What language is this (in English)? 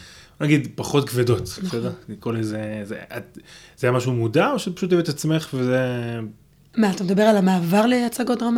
Hebrew